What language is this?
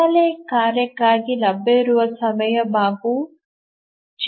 Kannada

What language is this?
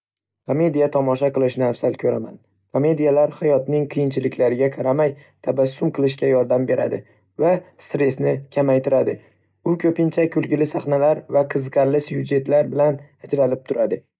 Uzbek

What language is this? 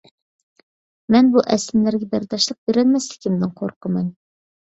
Uyghur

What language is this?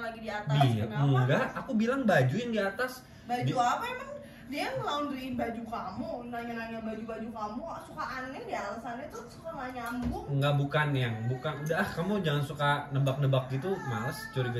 Indonesian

